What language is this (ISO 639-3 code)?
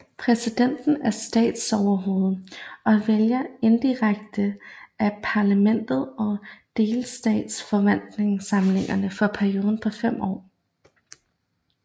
dan